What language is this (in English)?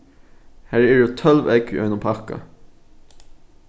Faroese